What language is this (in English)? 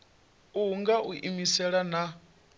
Venda